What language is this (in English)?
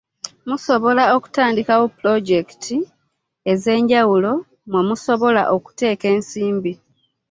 Ganda